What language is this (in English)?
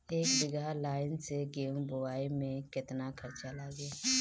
Bhojpuri